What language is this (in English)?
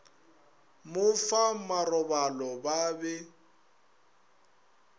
Northern Sotho